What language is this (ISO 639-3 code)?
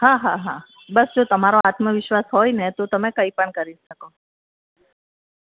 guj